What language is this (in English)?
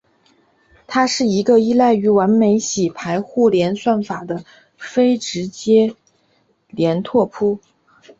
Chinese